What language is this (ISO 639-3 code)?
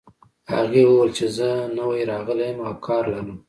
pus